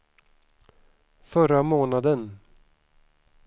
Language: Swedish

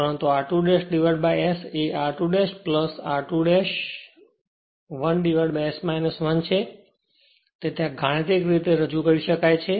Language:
Gujarati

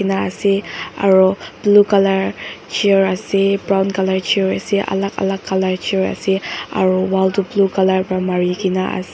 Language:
Naga Pidgin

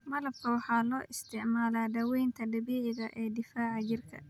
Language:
Somali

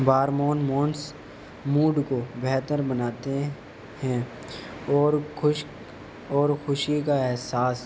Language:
Urdu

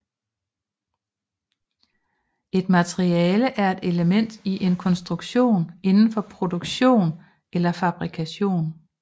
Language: Danish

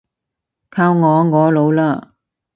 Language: Cantonese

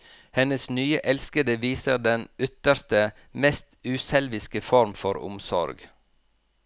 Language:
Norwegian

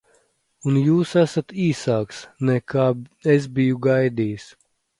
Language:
Latvian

